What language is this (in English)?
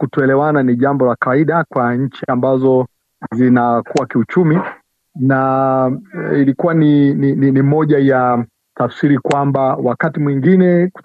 Swahili